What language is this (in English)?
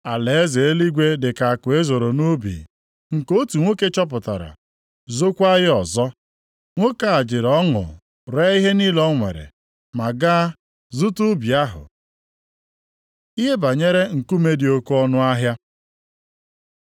Igbo